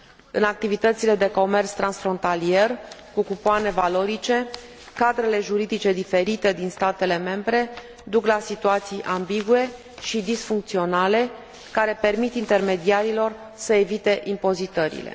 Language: Romanian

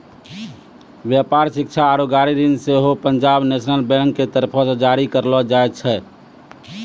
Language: Maithili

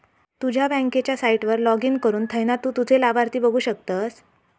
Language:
Marathi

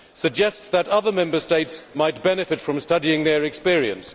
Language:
English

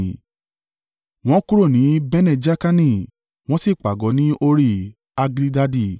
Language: Yoruba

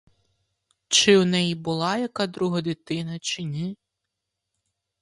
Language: Ukrainian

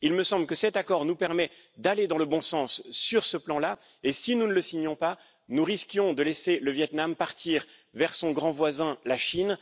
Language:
French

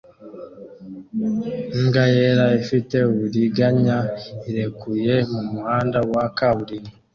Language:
Kinyarwanda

